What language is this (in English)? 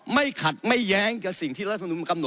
Thai